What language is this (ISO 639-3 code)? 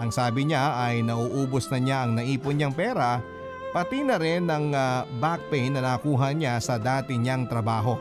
fil